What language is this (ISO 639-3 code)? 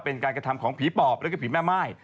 tha